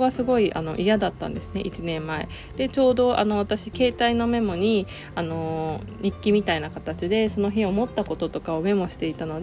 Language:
Japanese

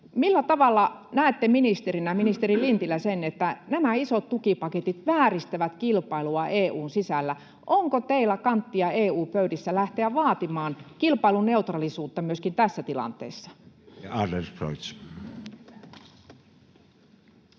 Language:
Finnish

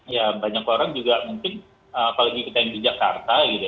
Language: Indonesian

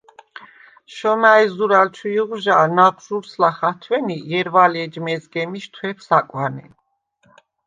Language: Svan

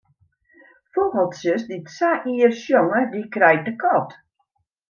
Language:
Western Frisian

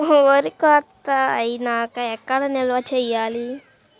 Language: Telugu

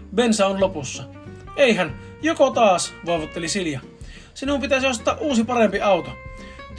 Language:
Finnish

